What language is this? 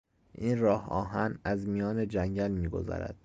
Persian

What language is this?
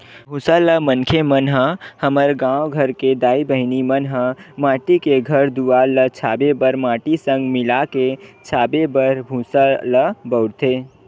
Chhattisgarhi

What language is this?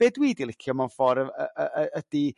Welsh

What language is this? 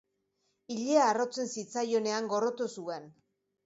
Basque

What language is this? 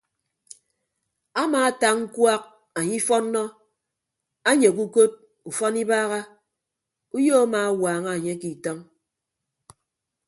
Ibibio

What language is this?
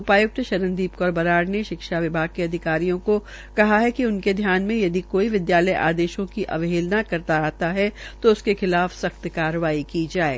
Hindi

